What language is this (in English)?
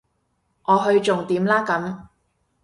Cantonese